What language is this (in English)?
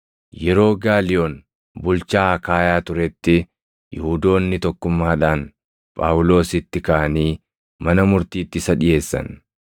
Oromo